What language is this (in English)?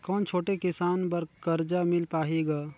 Chhattisgarhi